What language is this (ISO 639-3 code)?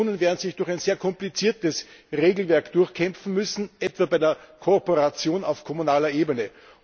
deu